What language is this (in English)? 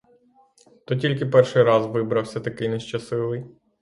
Ukrainian